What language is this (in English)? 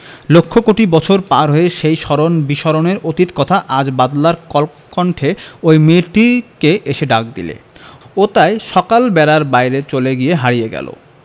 Bangla